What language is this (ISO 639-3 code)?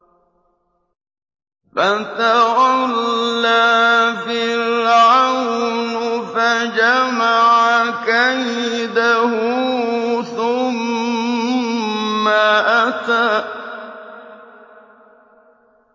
ara